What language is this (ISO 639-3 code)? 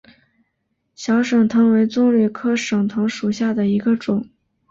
zho